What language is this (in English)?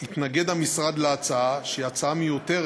Hebrew